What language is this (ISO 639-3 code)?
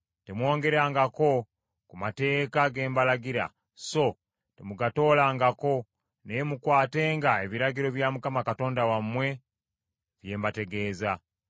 lug